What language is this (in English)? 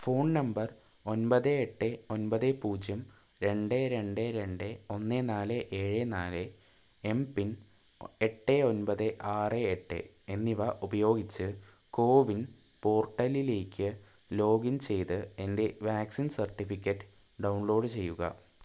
Malayalam